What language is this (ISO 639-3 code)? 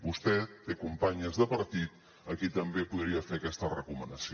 cat